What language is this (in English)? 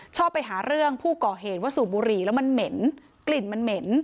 Thai